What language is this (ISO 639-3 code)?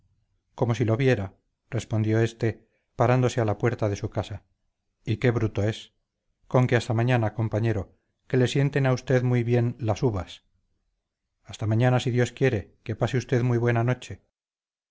spa